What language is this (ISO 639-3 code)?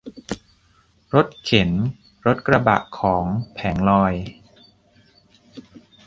tha